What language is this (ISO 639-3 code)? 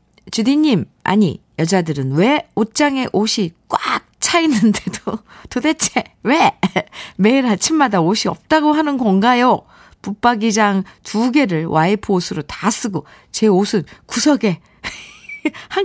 kor